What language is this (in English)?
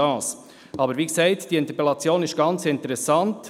Swiss German